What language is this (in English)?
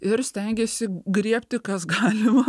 Lithuanian